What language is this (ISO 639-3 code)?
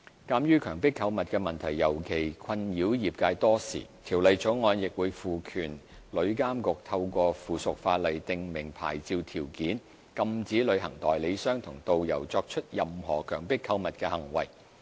yue